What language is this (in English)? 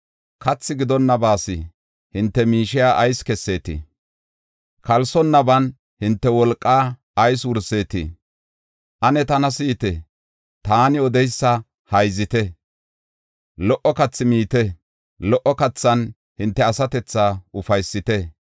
Gofa